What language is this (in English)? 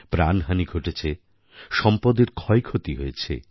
Bangla